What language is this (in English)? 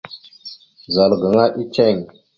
Mada (Cameroon)